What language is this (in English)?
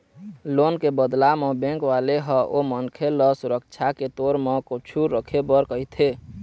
Chhattisgarhi